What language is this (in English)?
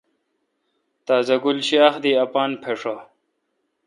Kalkoti